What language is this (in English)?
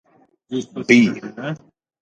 Norwegian Bokmål